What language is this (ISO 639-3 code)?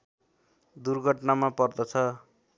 nep